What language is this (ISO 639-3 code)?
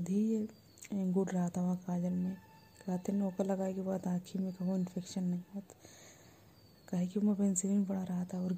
hin